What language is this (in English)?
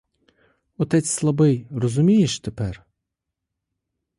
Ukrainian